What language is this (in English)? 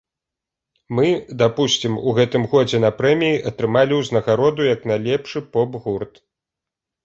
Belarusian